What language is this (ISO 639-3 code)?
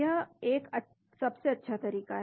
hin